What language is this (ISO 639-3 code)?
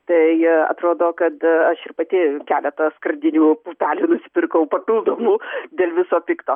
lit